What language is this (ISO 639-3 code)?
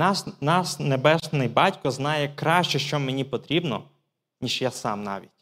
ukr